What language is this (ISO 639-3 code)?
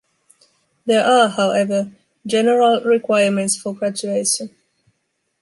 eng